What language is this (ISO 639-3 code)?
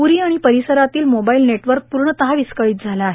mar